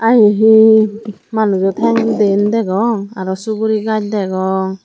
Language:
Chakma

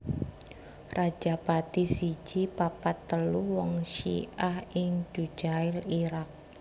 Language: Javanese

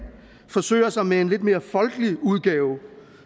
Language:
Danish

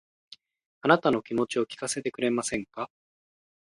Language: Japanese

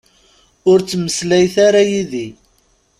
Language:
Kabyle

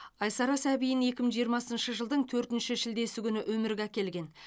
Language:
Kazakh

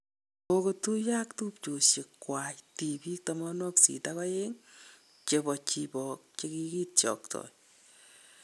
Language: Kalenjin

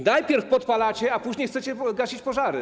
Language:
Polish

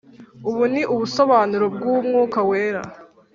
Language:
Kinyarwanda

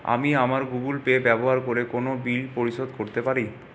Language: Bangla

